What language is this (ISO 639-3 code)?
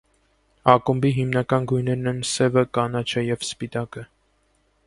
hye